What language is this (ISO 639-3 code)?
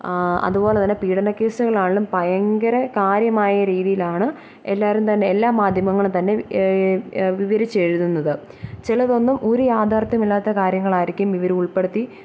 mal